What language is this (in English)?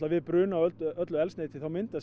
Icelandic